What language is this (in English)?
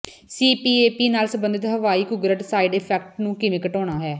Punjabi